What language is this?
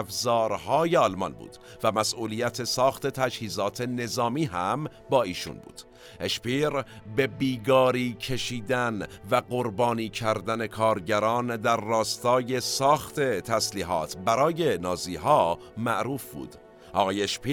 Persian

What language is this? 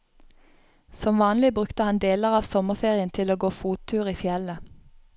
Norwegian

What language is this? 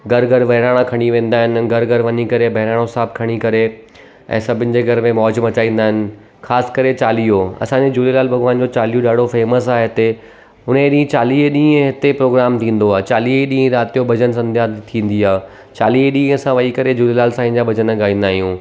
Sindhi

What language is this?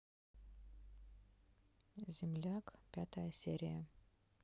Russian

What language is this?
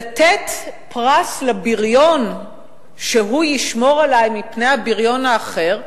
Hebrew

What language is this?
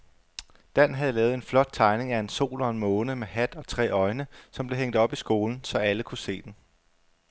Danish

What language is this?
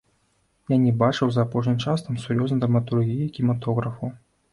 Belarusian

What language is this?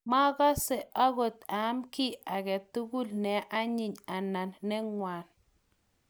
Kalenjin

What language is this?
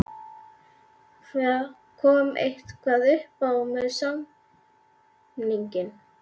Icelandic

